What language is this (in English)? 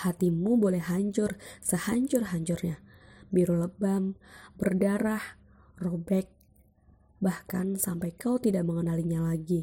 Indonesian